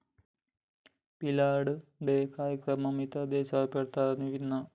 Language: Telugu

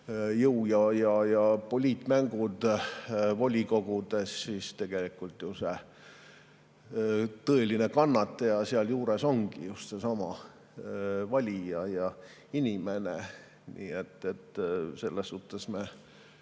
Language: Estonian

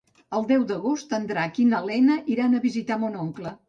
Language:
Catalan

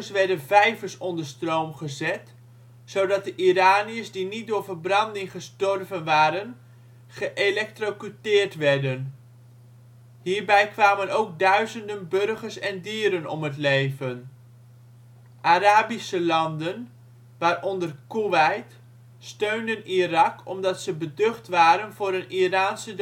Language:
Dutch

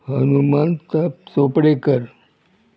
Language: Konkani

